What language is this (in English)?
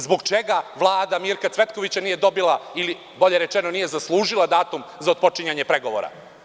Serbian